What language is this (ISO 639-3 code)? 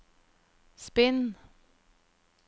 nor